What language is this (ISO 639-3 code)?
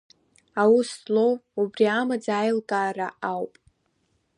abk